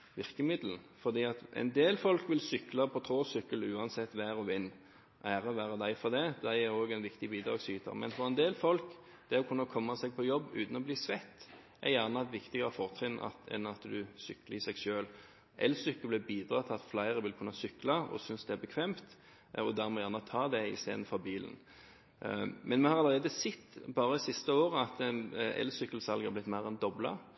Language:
Norwegian Bokmål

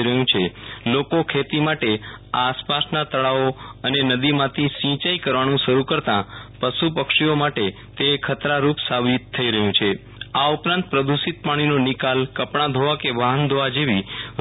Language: Gujarati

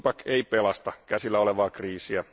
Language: Finnish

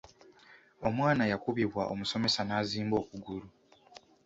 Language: Ganda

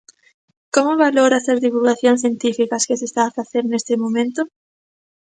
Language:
Galician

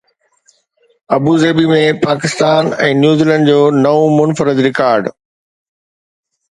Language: Sindhi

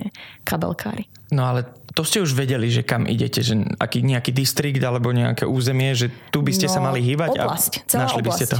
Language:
Slovak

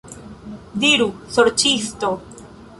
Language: Esperanto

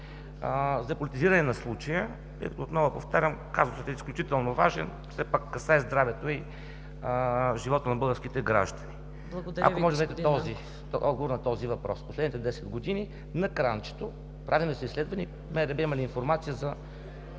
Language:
Bulgarian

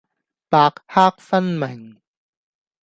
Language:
Cantonese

